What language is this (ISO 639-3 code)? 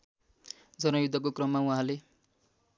nep